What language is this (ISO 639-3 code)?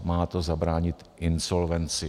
ces